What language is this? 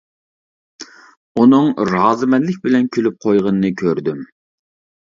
Uyghur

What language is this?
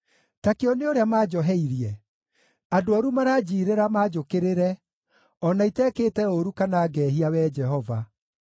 Kikuyu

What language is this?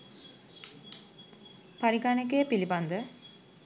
Sinhala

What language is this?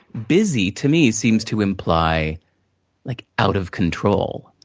English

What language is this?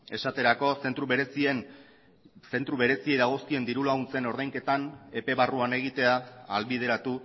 Basque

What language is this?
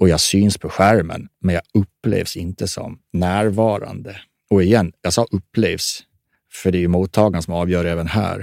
Swedish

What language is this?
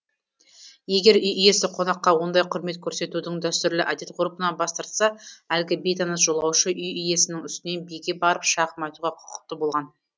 Kazakh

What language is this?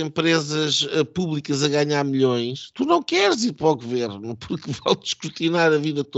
Portuguese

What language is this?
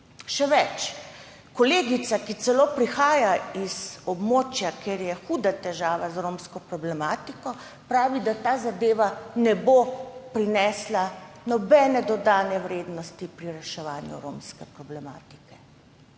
Slovenian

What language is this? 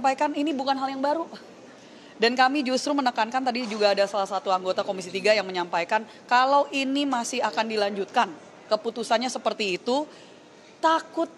Indonesian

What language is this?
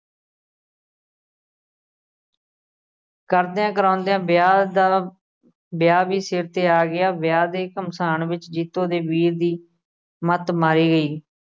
Punjabi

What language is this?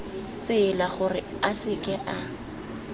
Tswana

